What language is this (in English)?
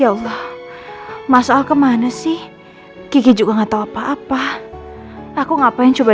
Indonesian